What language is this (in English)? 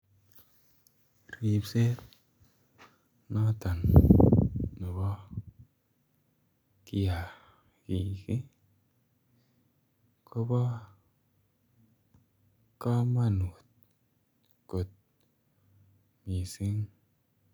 Kalenjin